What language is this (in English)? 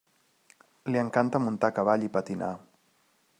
Catalan